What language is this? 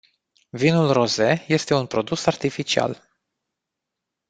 Romanian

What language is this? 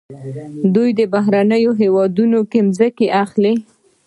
Pashto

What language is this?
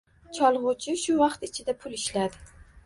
Uzbek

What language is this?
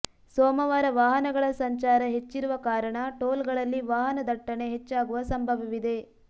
Kannada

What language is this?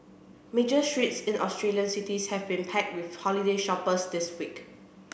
English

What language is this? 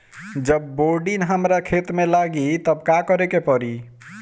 Bhojpuri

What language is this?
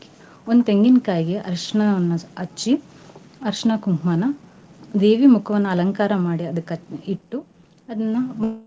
Kannada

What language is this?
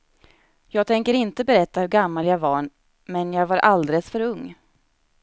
Swedish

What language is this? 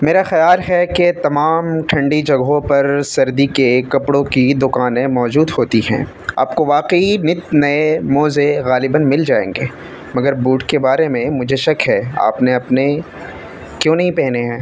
Urdu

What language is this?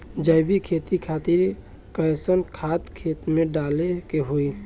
Bhojpuri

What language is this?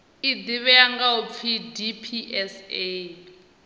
Venda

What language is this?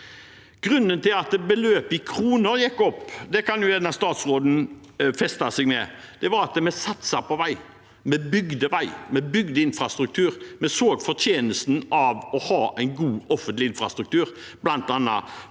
Norwegian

